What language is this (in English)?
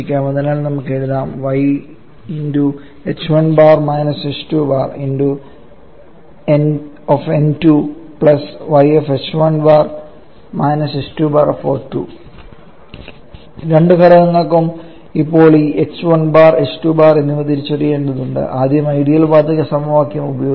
Malayalam